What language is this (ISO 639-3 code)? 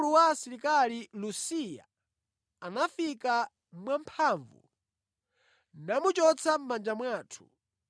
nya